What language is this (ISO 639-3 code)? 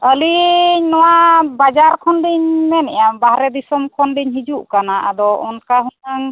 sat